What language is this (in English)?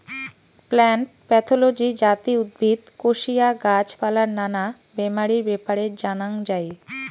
Bangla